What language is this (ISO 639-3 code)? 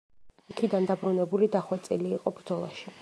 kat